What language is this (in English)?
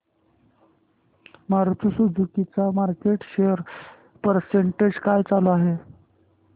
Marathi